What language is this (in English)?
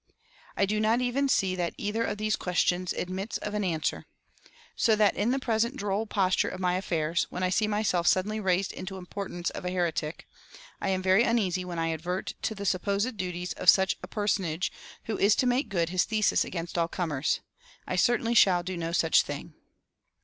English